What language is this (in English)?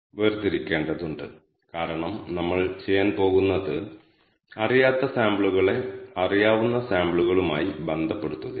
Malayalam